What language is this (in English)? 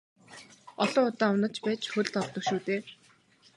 Mongolian